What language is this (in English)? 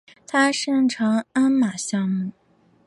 Chinese